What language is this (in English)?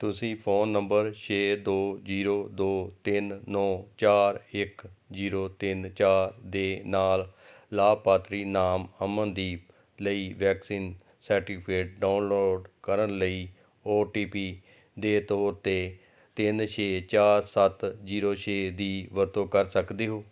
Punjabi